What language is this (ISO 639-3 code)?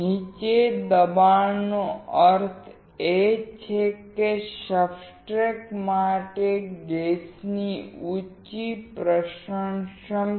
guj